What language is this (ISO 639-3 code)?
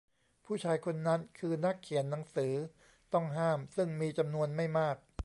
tha